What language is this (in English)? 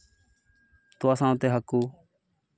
Santali